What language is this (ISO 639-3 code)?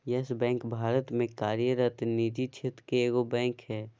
mag